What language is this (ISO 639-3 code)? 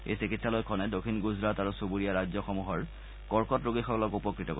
asm